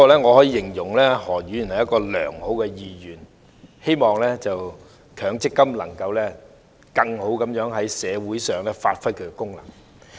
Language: Cantonese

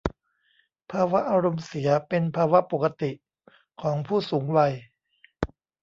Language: Thai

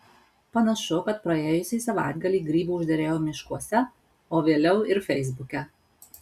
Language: Lithuanian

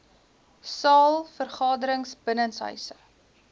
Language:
Afrikaans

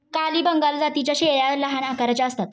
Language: Marathi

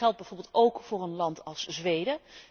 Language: Dutch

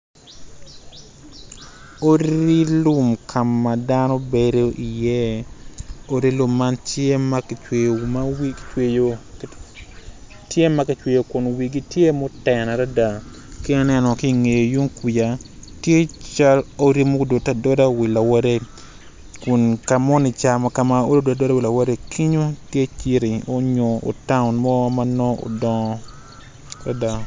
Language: Acoli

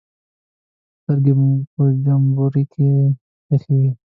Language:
Pashto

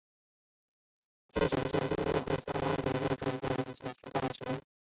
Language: Chinese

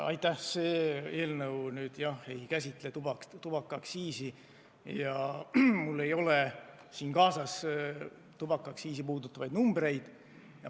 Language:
Estonian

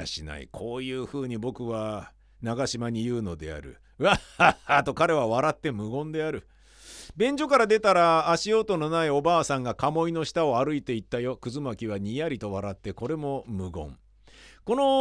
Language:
Japanese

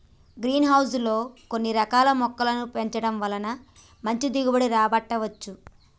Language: Telugu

